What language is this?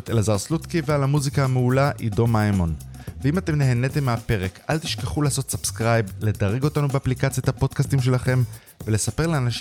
Hebrew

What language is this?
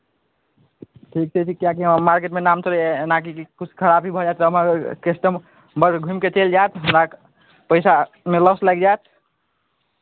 Maithili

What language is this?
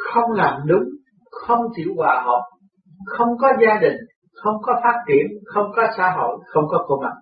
Vietnamese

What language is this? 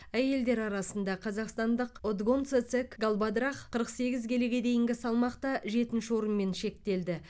Kazakh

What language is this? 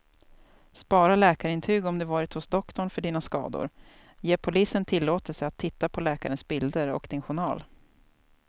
Swedish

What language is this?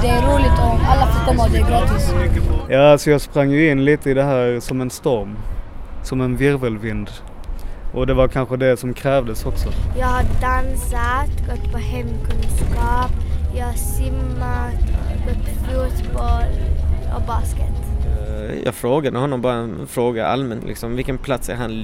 Swedish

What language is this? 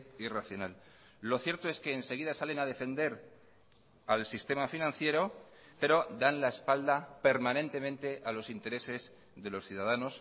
Spanish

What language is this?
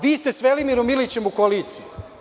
Serbian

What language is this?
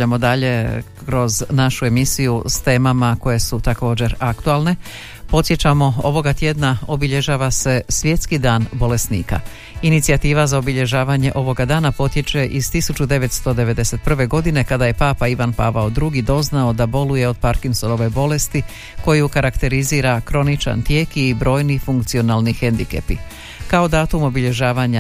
Croatian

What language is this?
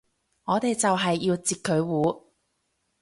Cantonese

